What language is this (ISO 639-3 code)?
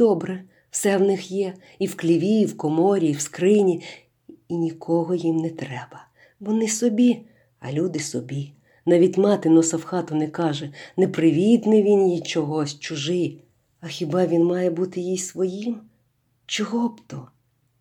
ukr